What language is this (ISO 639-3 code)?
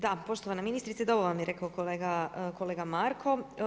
hrv